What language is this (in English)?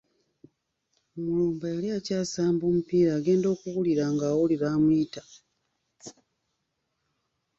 Ganda